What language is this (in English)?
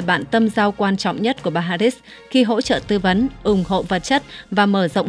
Vietnamese